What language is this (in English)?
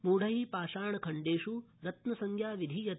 Sanskrit